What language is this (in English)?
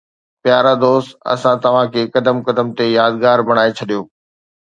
Sindhi